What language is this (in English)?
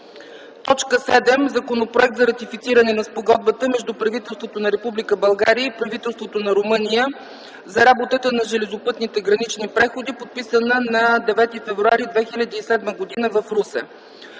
Bulgarian